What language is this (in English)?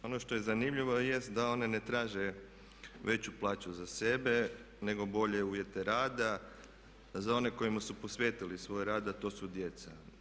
Croatian